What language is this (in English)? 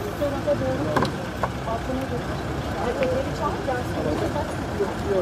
Turkish